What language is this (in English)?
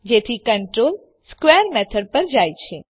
Gujarati